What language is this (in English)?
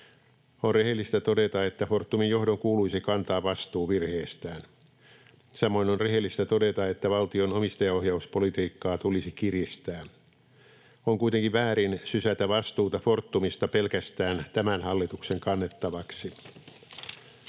Finnish